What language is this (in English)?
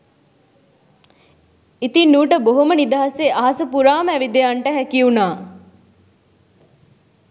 Sinhala